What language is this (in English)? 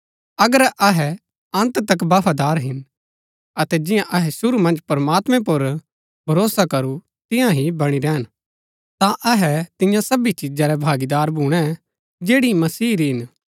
Gaddi